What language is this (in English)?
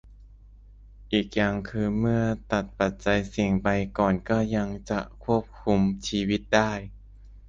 Thai